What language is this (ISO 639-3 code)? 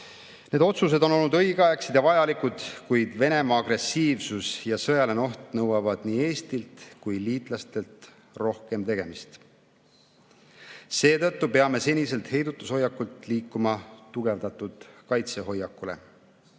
est